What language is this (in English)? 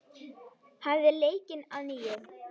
Icelandic